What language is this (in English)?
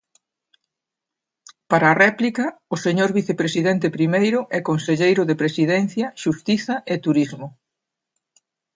Galician